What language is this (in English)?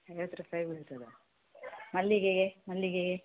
Kannada